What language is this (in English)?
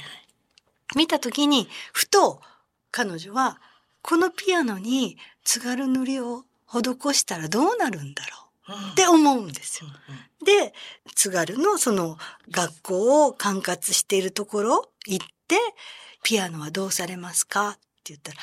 Japanese